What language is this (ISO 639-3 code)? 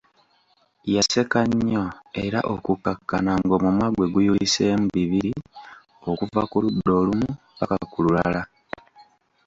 lug